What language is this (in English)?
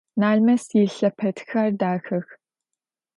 Adyghe